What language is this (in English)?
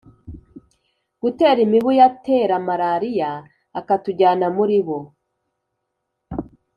Kinyarwanda